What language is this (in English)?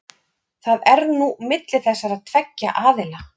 Icelandic